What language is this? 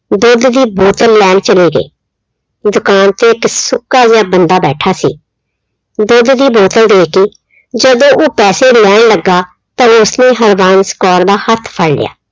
Punjabi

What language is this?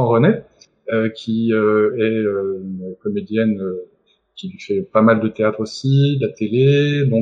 French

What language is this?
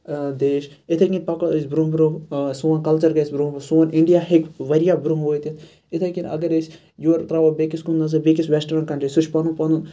Kashmiri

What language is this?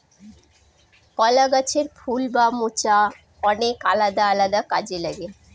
Bangla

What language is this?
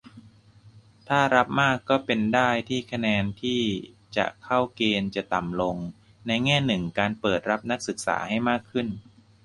Thai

